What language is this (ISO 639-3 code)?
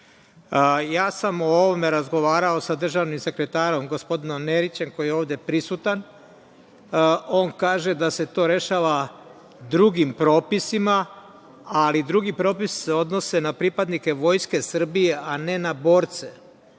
srp